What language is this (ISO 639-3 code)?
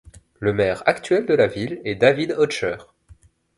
fra